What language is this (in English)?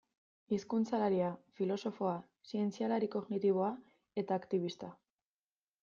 Basque